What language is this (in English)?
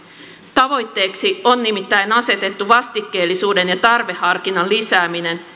Finnish